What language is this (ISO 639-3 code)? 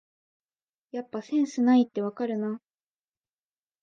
jpn